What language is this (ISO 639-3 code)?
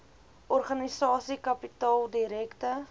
afr